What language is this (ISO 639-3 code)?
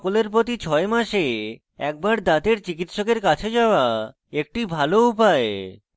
ben